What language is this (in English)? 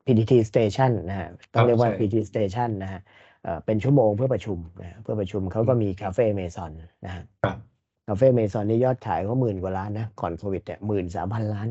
Thai